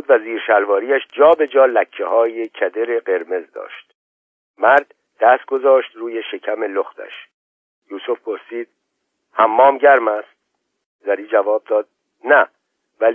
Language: Persian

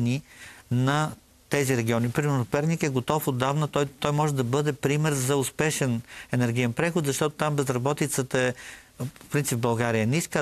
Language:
Bulgarian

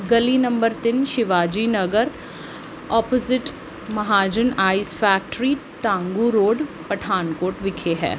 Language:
Punjabi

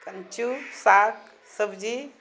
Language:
Maithili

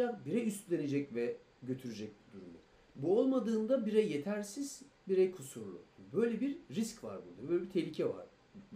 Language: Turkish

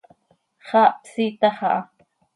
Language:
Seri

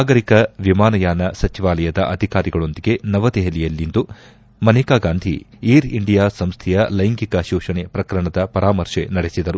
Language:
Kannada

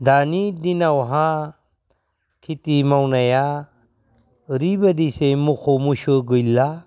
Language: Bodo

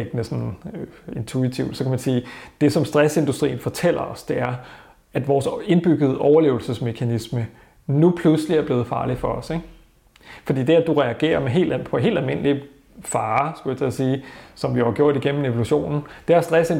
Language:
Danish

